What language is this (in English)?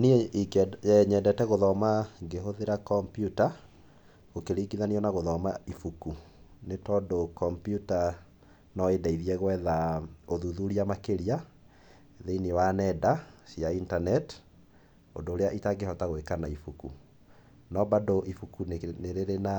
Kikuyu